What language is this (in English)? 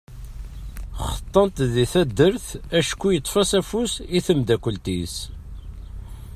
Kabyle